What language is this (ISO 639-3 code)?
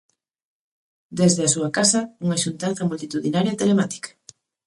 glg